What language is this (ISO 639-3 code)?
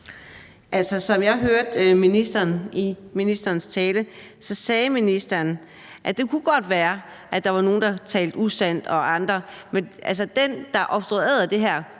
dan